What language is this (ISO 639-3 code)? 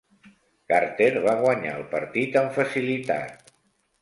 cat